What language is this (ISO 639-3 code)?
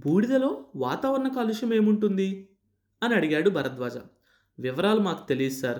tel